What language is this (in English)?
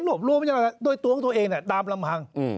Thai